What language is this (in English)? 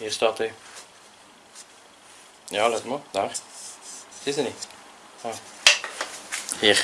Dutch